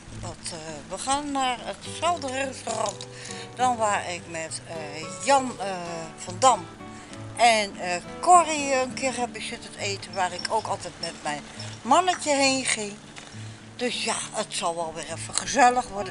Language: Dutch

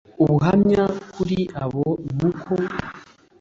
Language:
Kinyarwanda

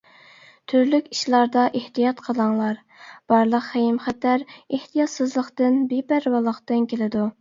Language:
Uyghur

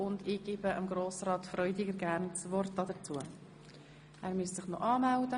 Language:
Swiss German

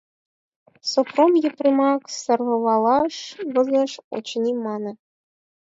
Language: Mari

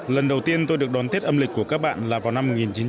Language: Vietnamese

